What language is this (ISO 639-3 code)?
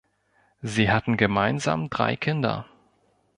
deu